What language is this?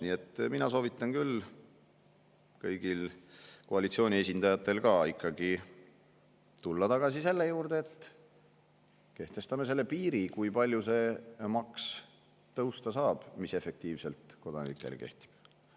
Estonian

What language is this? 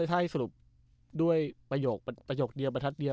Thai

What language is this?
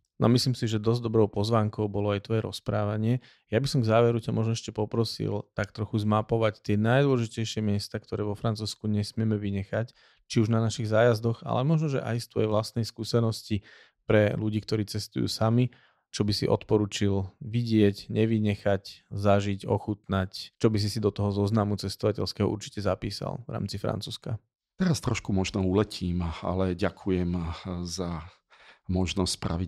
Slovak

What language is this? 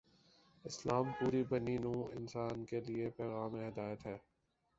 Urdu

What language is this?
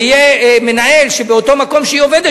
Hebrew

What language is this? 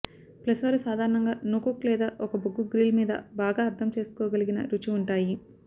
Telugu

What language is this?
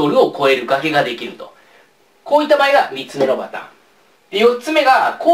Japanese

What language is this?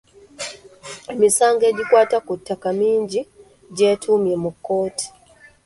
Ganda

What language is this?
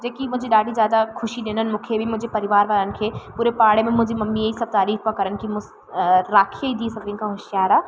Sindhi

